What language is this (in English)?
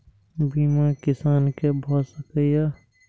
Maithili